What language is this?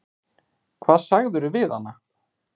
Icelandic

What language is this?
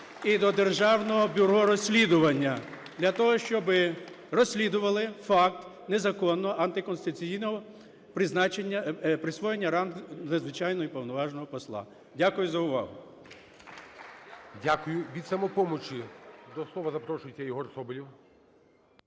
Ukrainian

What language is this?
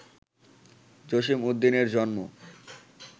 Bangla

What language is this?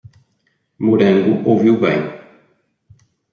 Portuguese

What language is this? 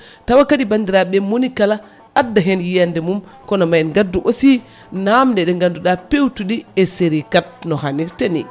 Fula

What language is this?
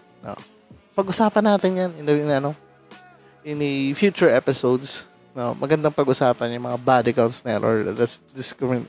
Filipino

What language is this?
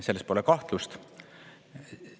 Estonian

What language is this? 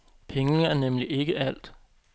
Danish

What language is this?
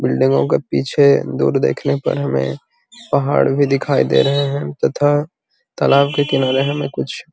Magahi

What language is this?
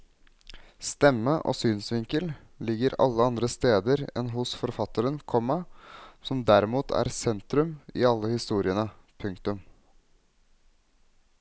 Norwegian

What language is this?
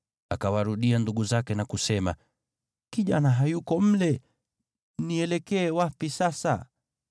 Swahili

